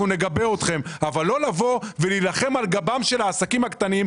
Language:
Hebrew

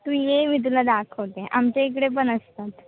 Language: Marathi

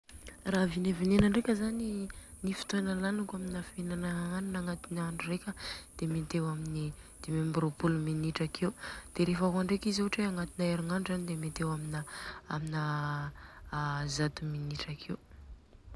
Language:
Southern Betsimisaraka Malagasy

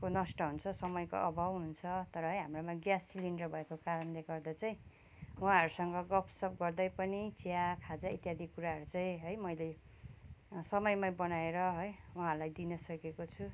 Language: Nepali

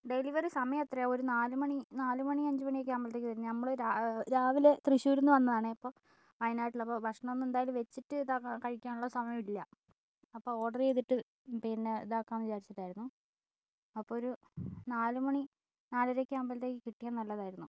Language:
Malayalam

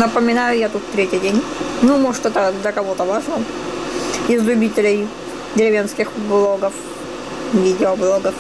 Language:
Russian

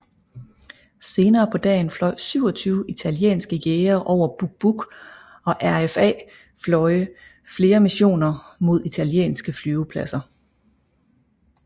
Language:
Danish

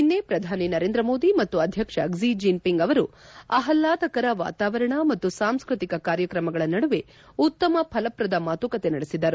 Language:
Kannada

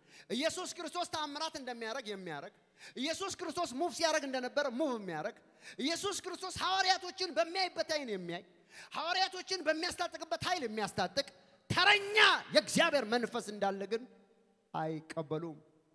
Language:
Arabic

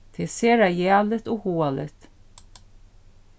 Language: Faroese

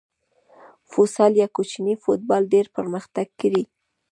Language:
Pashto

